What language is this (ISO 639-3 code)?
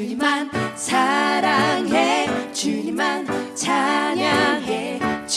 kor